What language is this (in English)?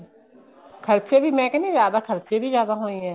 Punjabi